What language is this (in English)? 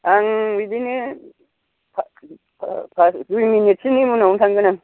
Bodo